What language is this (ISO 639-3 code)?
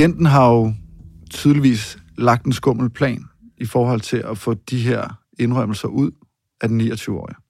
dan